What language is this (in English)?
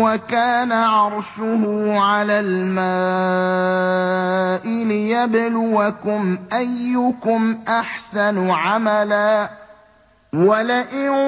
Arabic